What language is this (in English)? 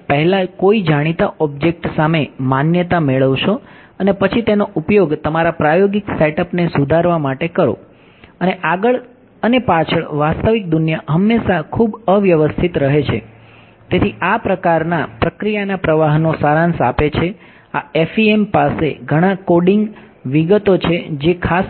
Gujarati